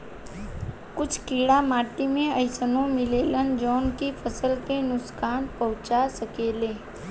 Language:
Bhojpuri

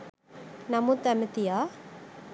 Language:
Sinhala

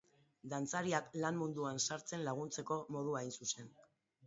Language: Basque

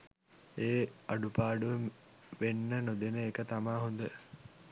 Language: Sinhala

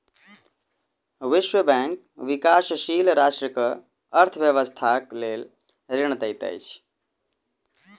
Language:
Maithili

